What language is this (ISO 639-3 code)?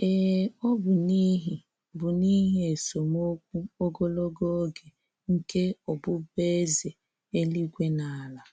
ibo